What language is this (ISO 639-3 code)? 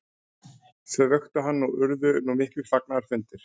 isl